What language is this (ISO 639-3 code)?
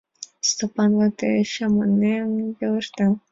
chm